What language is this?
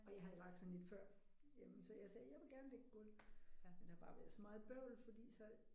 Danish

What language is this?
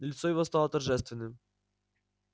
Russian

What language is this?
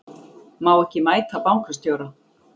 Icelandic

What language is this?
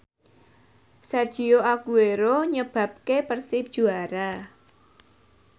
Javanese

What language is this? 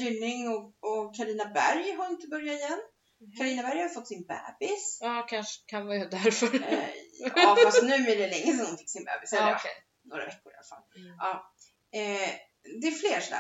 Swedish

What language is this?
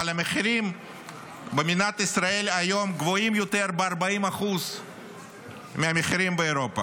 Hebrew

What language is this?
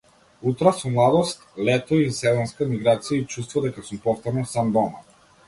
Macedonian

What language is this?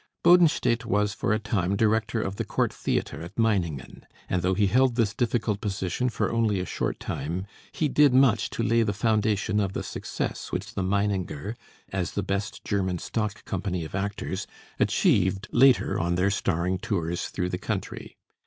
English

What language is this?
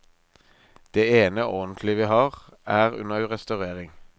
Norwegian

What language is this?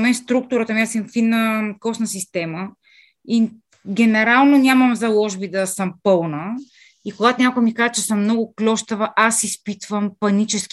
Bulgarian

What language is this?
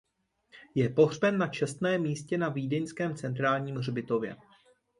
Czech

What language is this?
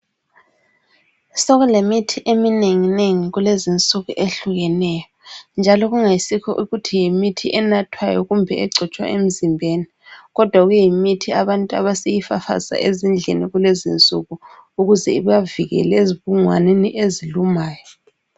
North Ndebele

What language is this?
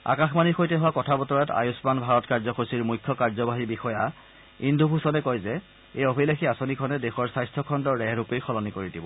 Assamese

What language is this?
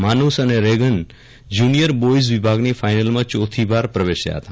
Gujarati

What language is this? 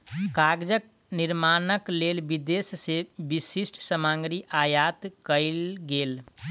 Maithili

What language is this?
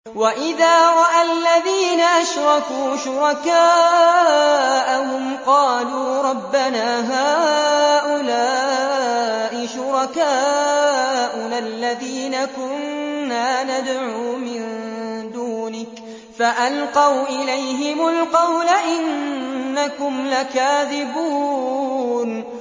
Arabic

